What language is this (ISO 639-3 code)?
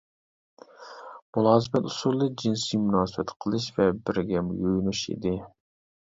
uig